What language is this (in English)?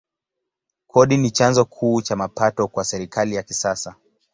Swahili